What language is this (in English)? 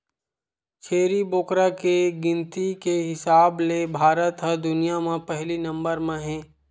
Chhattisgarhi